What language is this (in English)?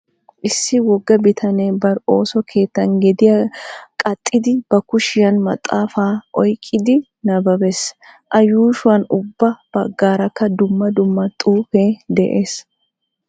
Wolaytta